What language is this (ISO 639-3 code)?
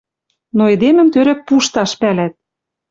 mrj